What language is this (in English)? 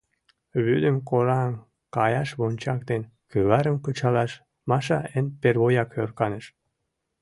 Mari